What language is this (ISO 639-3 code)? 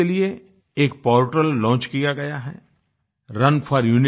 hin